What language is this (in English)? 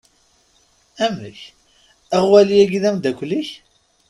Kabyle